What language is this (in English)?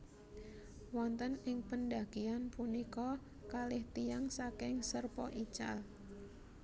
Javanese